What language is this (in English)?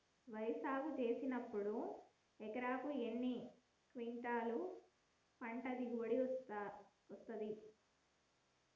Telugu